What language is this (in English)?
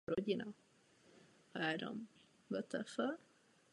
Czech